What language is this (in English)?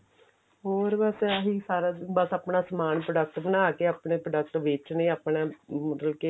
Punjabi